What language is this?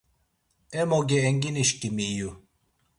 Laz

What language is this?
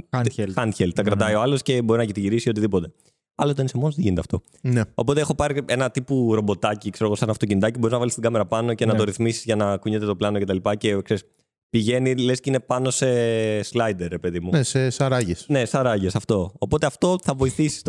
Greek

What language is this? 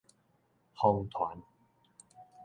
Min Nan Chinese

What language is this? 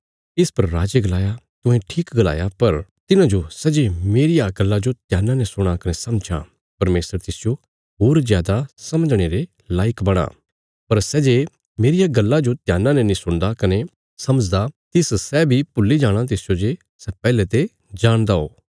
Bilaspuri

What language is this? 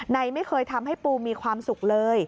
Thai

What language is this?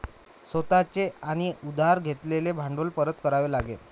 Marathi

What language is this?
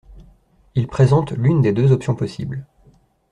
French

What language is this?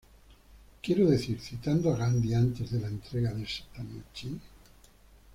Spanish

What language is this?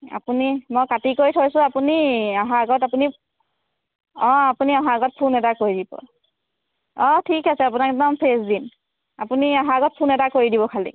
Assamese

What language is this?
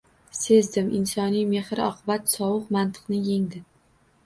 Uzbek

